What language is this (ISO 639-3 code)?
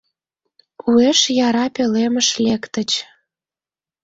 chm